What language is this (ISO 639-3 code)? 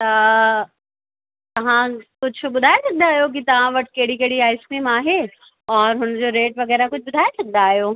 snd